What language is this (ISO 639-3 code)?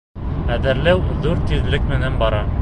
bak